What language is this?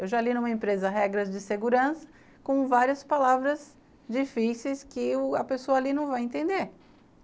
Portuguese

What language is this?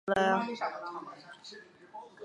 Chinese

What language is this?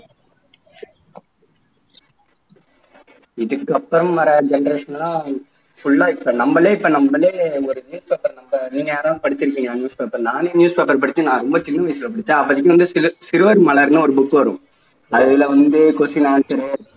Tamil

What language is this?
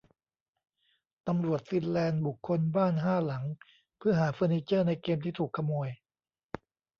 Thai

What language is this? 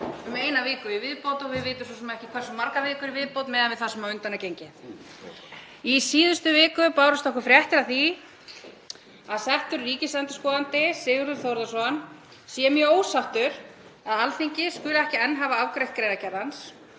Icelandic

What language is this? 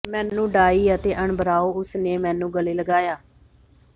Punjabi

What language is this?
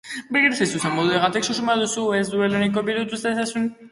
Basque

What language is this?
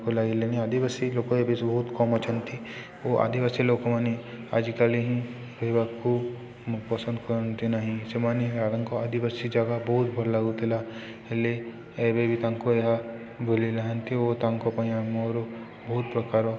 Odia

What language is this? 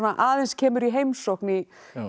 Icelandic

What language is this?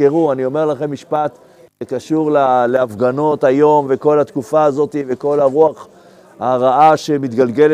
Hebrew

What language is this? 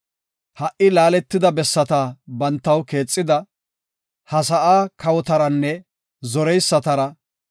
Gofa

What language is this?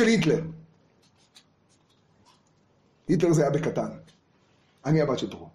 Hebrew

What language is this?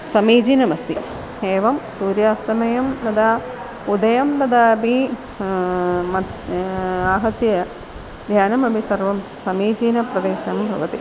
Sanskrit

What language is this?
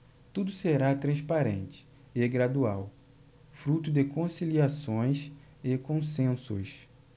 Portuguese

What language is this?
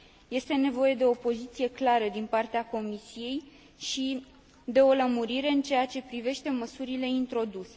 Romanian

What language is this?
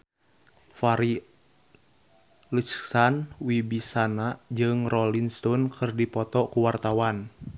Sundanese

